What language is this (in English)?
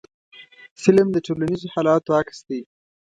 Pashto